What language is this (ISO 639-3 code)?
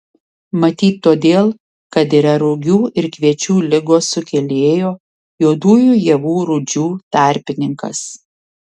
lit